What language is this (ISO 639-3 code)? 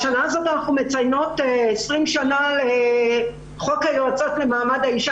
heb